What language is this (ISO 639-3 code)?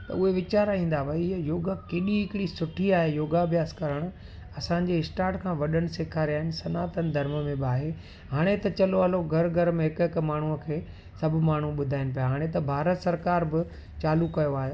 snd